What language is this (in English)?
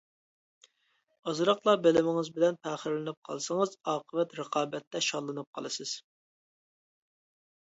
Uyghur